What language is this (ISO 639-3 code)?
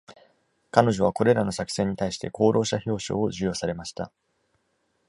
jpn